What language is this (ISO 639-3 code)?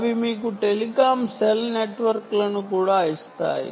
tel